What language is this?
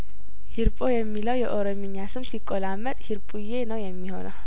Amharic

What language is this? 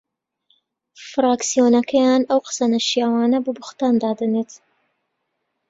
Central Kurdish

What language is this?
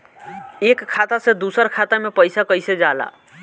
Bhojpuri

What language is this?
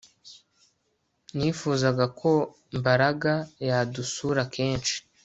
Kinyarwanda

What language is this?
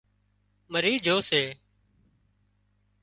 Wadiyara Koli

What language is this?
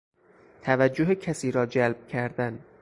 Persian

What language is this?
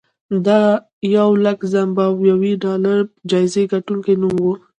Pashto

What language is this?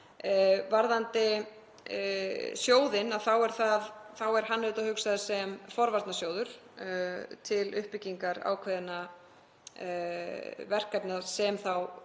Icelandic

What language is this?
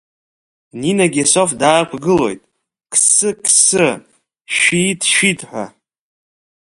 Abkhazian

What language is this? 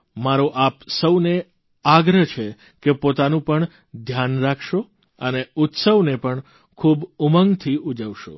Gujarati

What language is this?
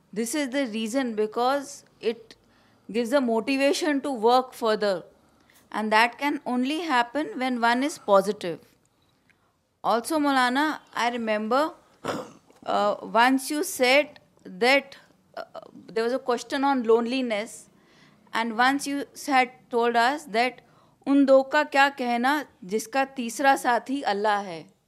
Urdu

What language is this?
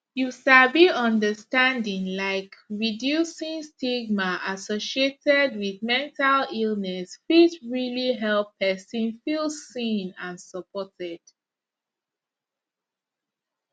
Nigerian Pidgin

